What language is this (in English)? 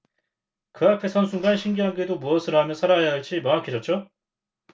Korean